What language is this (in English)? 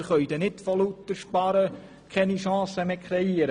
Swiss German